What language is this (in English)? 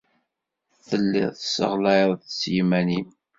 Kabyle